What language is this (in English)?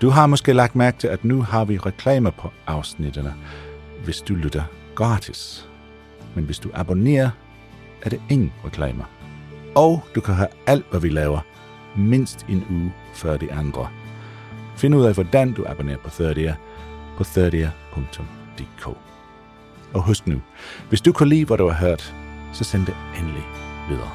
Danish